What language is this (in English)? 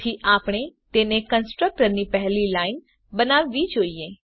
Gujarati